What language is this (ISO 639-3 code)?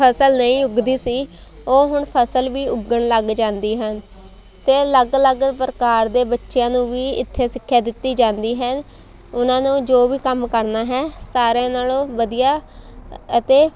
pan